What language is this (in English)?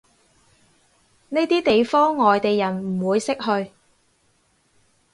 Cantonese